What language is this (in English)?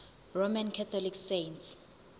Zulu